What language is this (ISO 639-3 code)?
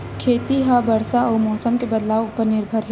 hne